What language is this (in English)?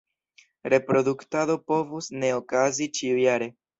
Esperanto